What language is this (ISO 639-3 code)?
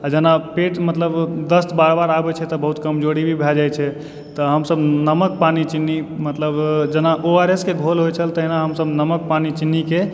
mai